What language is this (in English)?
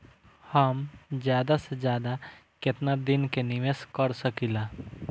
Bhojpuri